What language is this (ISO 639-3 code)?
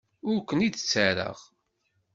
kab